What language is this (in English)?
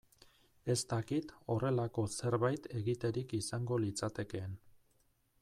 Basque